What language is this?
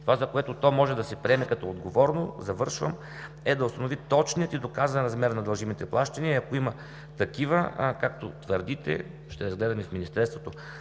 Bulgarian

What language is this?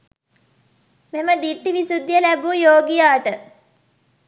Sinhala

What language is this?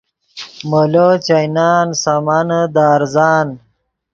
Yidgha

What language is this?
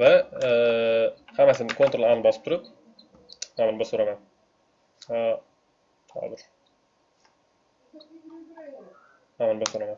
Turkish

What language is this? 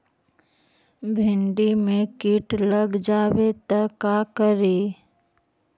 Magahi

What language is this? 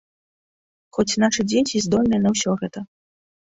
Belarusian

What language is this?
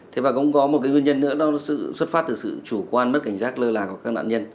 Vietnamese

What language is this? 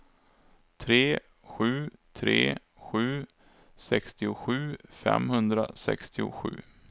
Swedish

